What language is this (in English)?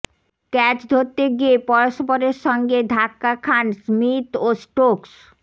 Bangla